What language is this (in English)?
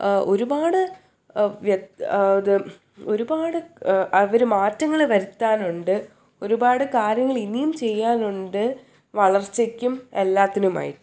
Malayalam